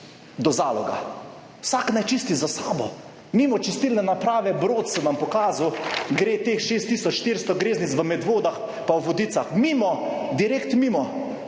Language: Slovenian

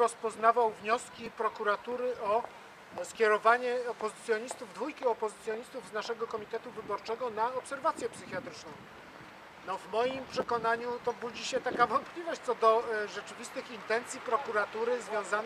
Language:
Polish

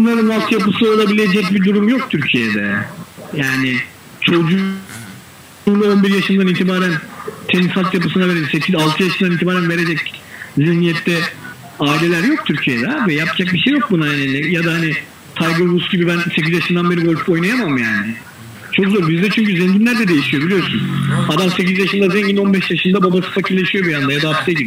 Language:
Turkish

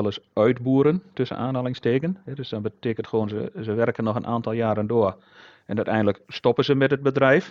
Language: Dutch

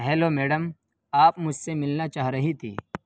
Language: Urdu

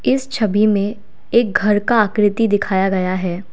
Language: Hindi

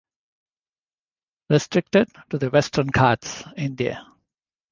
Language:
English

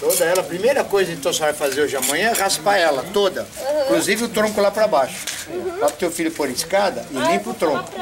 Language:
Portuguese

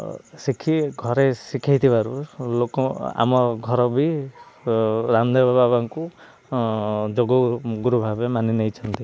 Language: Odia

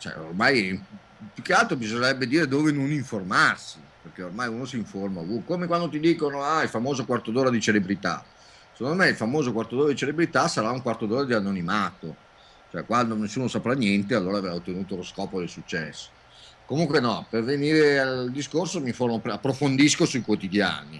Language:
Italian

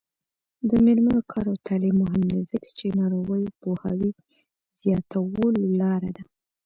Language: Pashto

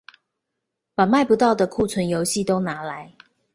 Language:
Chinese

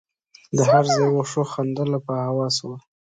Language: Pashto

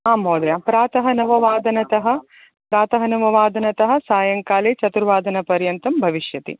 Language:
Sanskrit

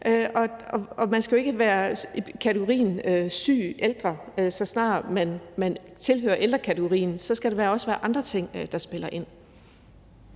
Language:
Danish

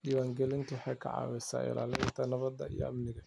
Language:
Somali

